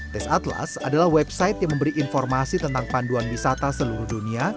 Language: Indonesian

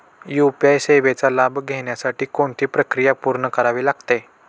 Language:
Marathi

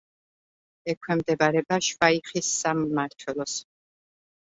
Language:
Georgian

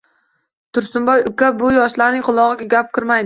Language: Uzbek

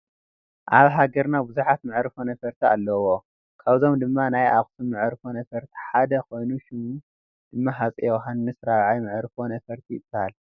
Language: Tigrinya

